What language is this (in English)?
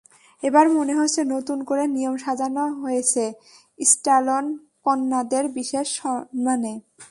Bangla